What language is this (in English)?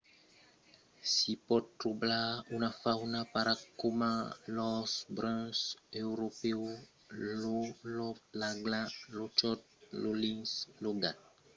Occitan